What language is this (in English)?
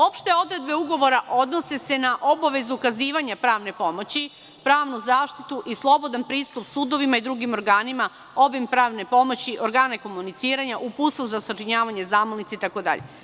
Serbian